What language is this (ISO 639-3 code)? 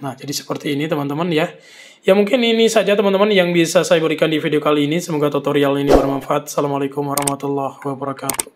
ind